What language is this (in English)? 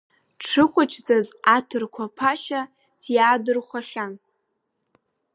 Abkhazian